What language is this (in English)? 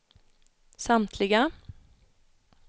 Swedish